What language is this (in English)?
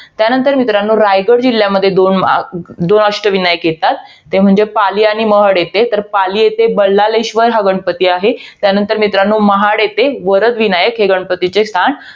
Marathi